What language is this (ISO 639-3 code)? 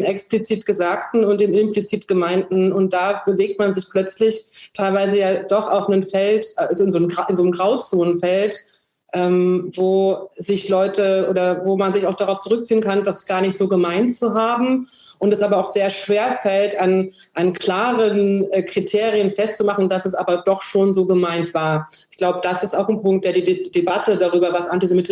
deu